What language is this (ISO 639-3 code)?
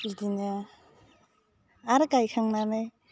brx